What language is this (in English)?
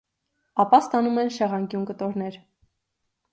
Armenian